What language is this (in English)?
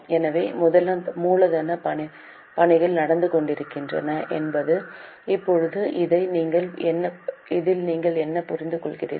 Tamil